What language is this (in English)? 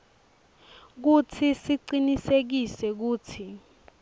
Swati